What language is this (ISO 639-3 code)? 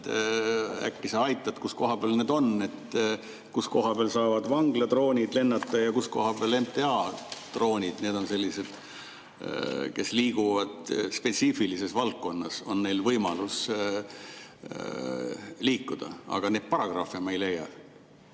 est